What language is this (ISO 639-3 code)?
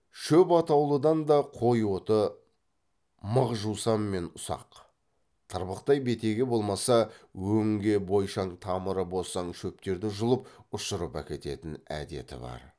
kaz